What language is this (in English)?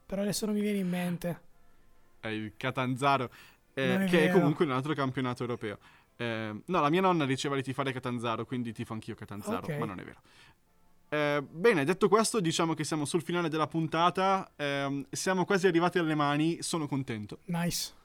Italian